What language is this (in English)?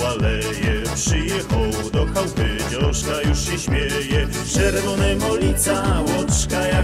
Polish